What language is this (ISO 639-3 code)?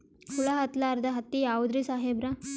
kan